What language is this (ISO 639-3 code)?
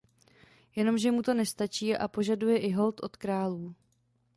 ces